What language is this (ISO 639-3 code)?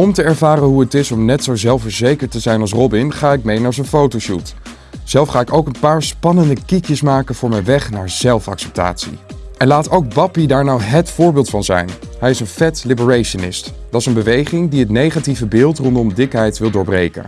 nld